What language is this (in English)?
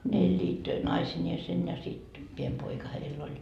Finnish